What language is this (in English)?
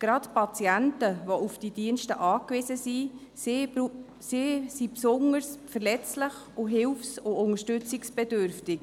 Swiss German